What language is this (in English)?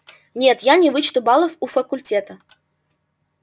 Russian